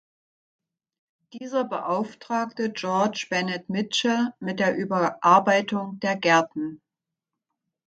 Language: German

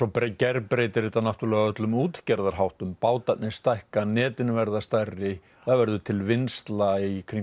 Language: Icelandic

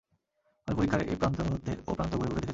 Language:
Bangla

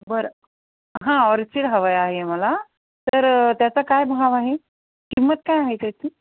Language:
Marathi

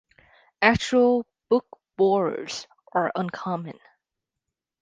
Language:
English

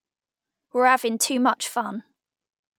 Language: English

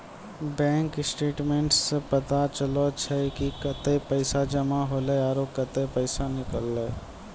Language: Maithili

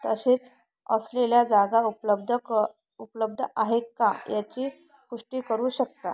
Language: Marathi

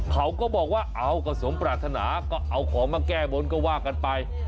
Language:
Thai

